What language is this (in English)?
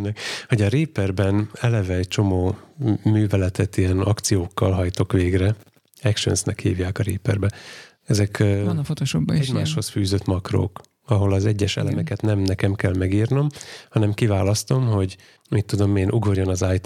Hungarian